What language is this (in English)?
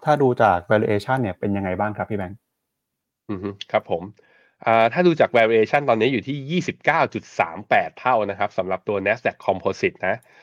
Thai